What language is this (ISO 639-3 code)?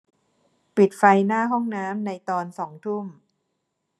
tha